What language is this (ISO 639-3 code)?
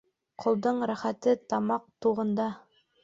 bak